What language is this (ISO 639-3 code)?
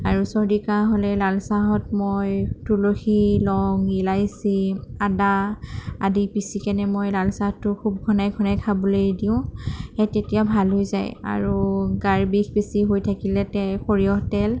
asm